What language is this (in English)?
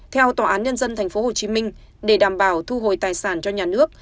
Vietnamese